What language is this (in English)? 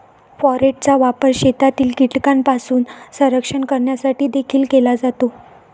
Marathi